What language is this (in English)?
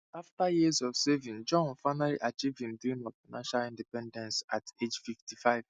Nigerian Pidgin